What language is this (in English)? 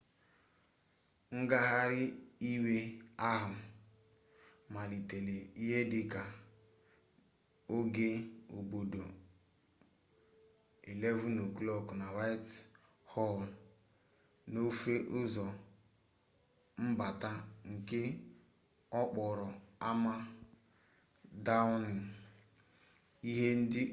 Igbo